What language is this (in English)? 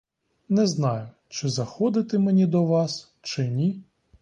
Ukrainian